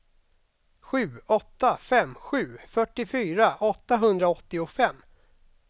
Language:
Swedish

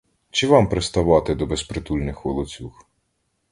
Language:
Ukrainian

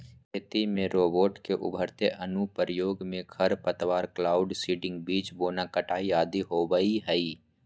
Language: Magahi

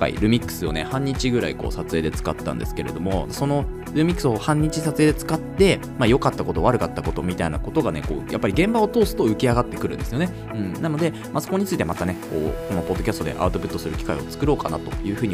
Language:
Japanese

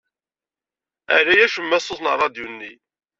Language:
Kabyle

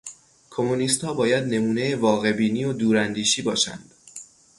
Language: Persian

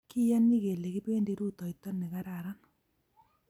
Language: Kalenjin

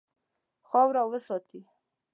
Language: Pashto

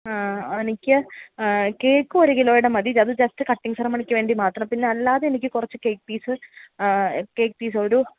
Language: Malayalam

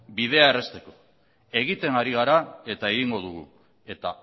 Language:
Basque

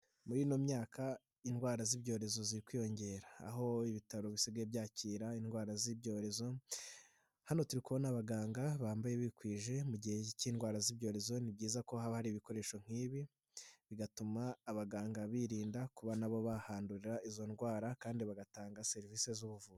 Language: Kinyarwanda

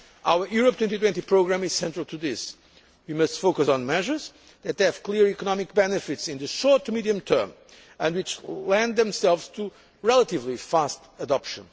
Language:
English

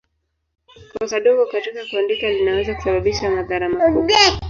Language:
Swahili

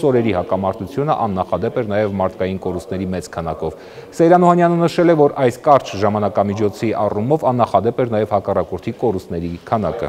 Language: Romanian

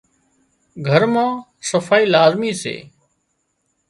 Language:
Wadiyara Koli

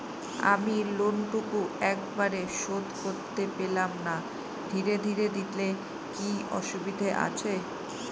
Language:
Bangla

